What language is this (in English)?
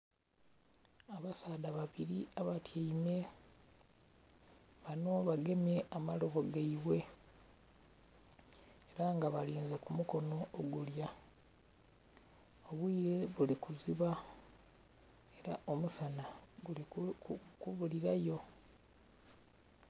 Soga